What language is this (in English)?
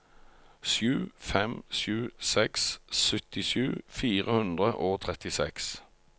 Norwegian